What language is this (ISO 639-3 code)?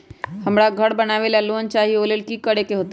mag